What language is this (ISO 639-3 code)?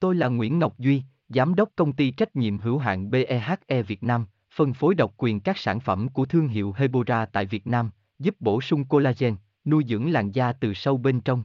vie